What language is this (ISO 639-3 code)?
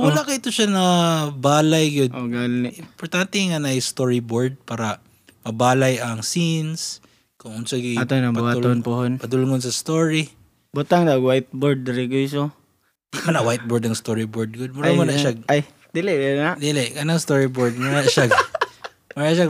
fil